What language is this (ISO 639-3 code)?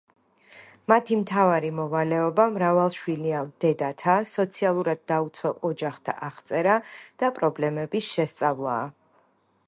kat